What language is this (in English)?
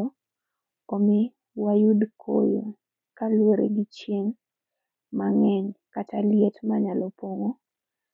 Luo (Kenya and Tanzania)